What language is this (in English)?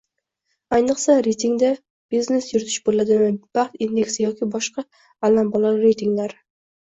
Uzbek